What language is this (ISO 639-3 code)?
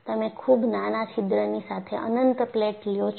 guj